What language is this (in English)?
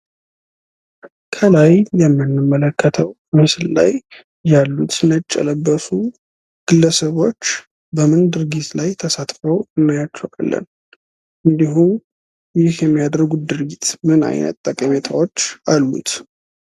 Amharic